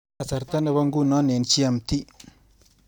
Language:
Kalenjin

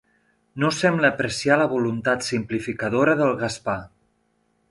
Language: Catalan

